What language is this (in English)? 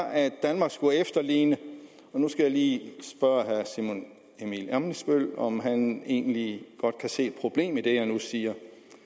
Danish